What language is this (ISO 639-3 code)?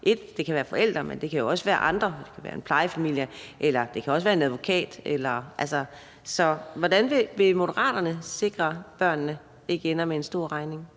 dan